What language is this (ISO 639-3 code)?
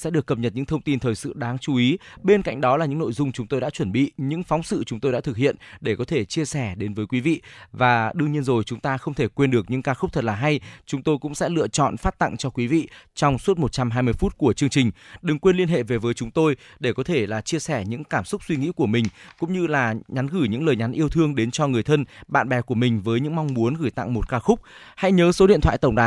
vie